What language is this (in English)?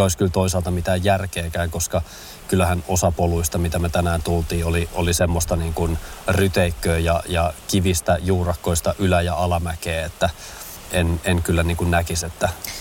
Finnish